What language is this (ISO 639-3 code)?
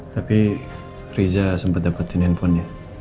ind